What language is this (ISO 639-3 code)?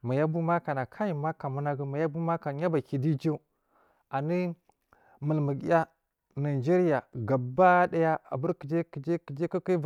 mfm